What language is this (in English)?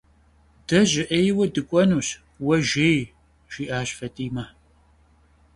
Kabardian